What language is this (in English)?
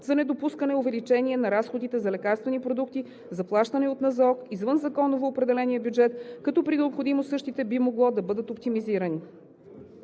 Bulgarian